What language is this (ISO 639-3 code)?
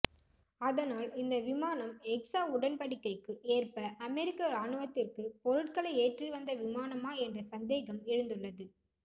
tam